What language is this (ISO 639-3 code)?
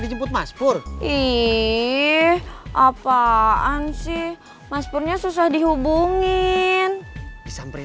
ind